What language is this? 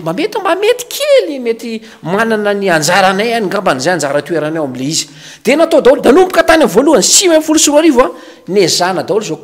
Romanian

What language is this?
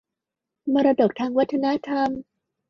Thai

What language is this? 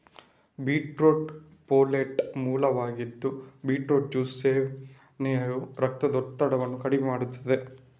Kannada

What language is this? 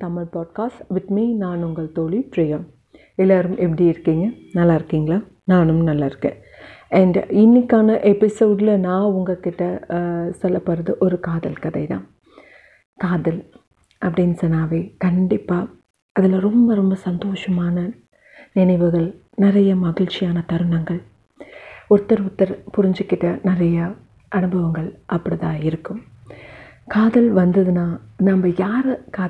Tamil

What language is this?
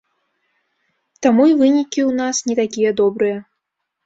Belarusian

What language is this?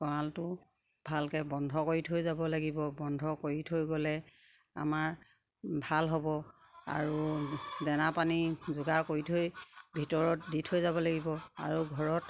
Assamese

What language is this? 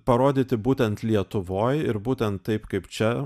Lithuanian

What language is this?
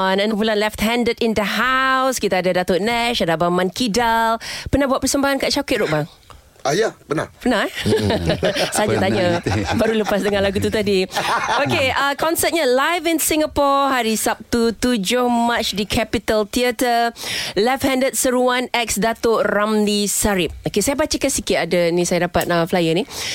Malay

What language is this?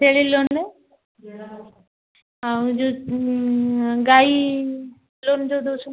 Odia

